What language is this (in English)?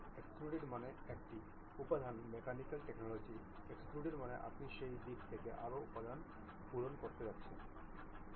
Bangla